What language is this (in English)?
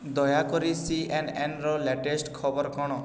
Odia